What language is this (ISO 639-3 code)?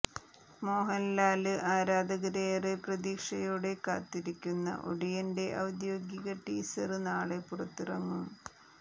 mal